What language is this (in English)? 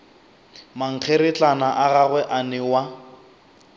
Northern Sotho